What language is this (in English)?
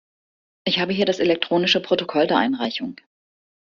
German